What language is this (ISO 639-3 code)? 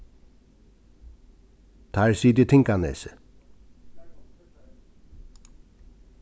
fao